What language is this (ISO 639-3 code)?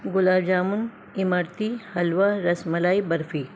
urd